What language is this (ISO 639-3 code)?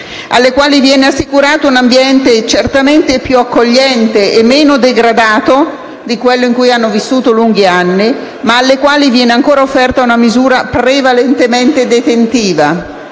ita